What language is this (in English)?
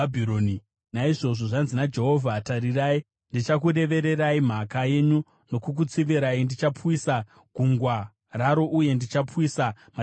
Shona